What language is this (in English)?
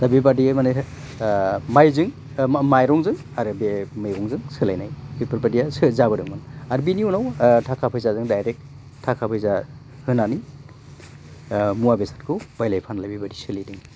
Bodo